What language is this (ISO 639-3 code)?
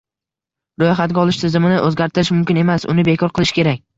uzb